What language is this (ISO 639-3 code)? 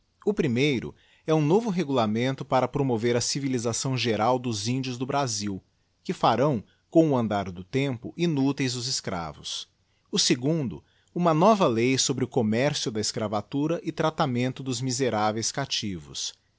por